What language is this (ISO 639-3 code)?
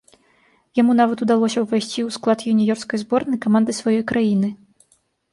bel